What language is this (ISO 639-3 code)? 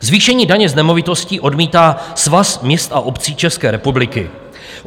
ces